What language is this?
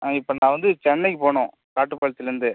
Tamil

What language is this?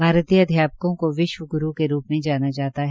Hindi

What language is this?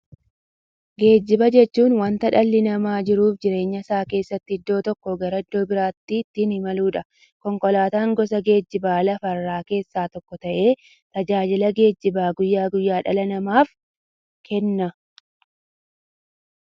Oromo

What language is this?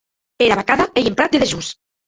Occitan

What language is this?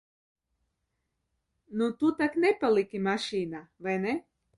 Latvian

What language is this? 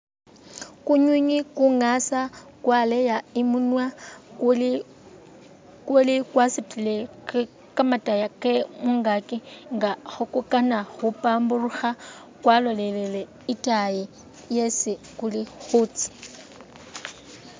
Masaaba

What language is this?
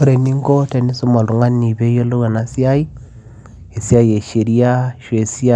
Masai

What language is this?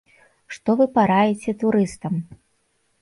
Belarusian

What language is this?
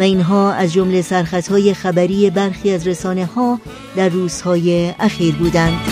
Persian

